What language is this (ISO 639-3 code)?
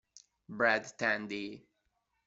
ita